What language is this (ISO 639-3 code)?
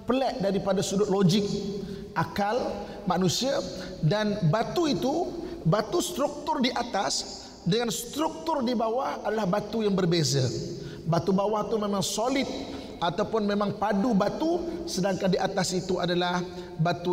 msa